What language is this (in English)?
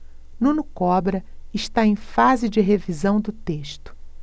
Portuguese